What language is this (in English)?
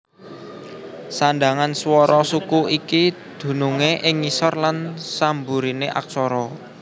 Javanese